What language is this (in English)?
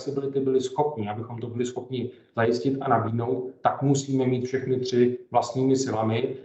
Czech